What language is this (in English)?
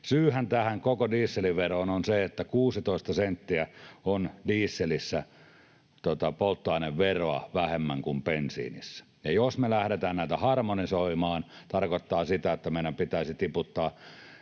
Finnish